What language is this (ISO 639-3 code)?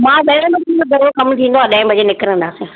snd